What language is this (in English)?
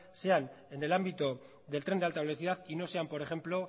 Spanish